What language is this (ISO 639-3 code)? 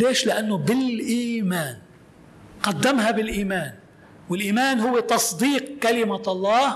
ara